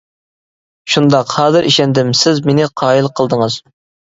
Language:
Uyghur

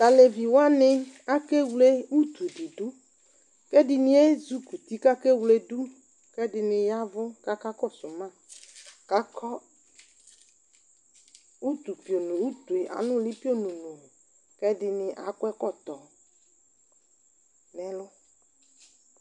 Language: Ikposo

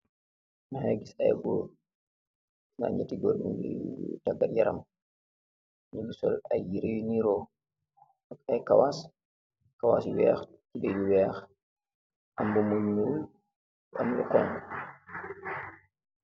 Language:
Wolof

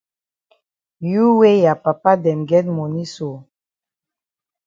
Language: Cameroon Pidgin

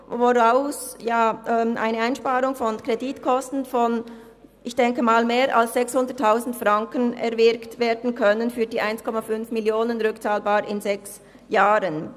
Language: Swiss German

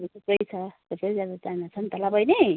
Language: Nepali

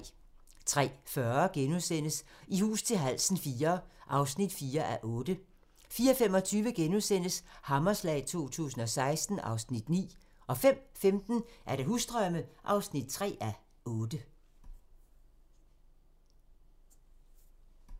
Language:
Danish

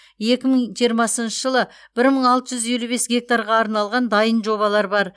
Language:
Kazakh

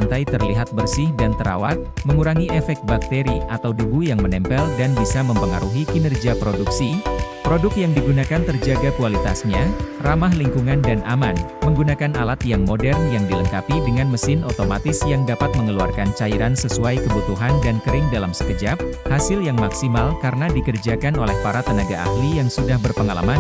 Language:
Indonesian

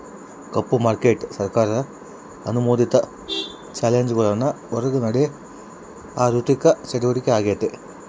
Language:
Kannada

